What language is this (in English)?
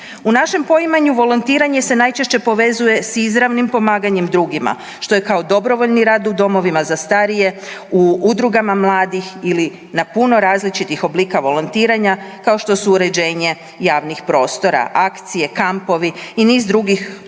Croatian